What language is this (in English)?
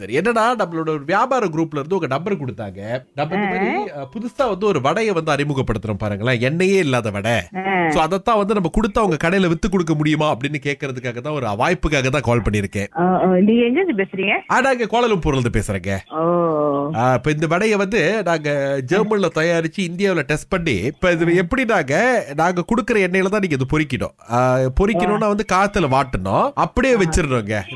Tamil